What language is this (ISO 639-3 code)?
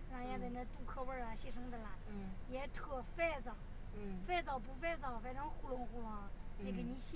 zho